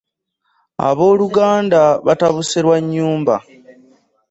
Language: Ganda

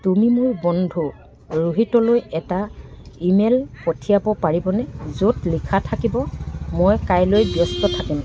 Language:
Assamese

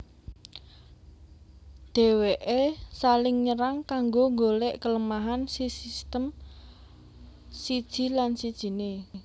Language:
Javanese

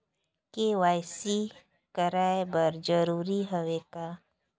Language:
Chhattisgarhi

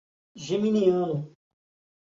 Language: Portuguese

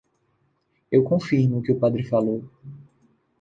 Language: Portuguese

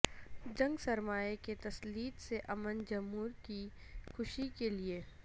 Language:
Urdu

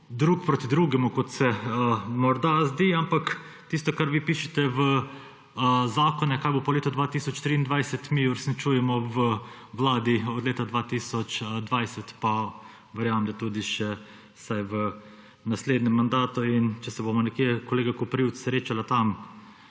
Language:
Slovenian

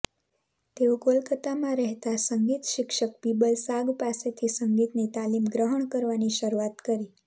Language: Gujarati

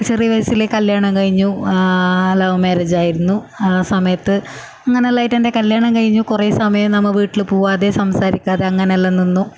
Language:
Malayalam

